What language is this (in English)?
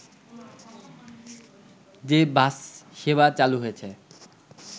Bangla